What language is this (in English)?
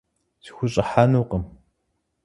Kabardian